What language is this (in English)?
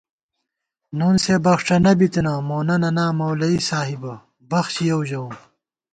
Gawar-Bati